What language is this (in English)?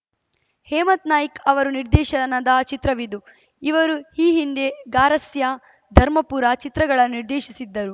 Kannada